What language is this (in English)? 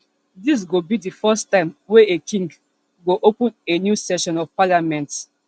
Nigerian Pidgin